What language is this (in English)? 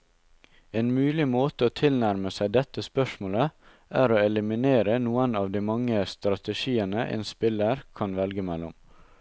Norwegian